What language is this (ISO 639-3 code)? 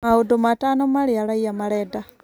kik